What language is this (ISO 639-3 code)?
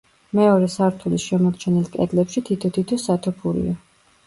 kat